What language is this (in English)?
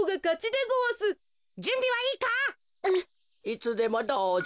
Japanese